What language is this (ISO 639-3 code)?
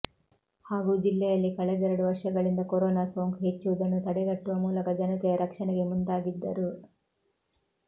kan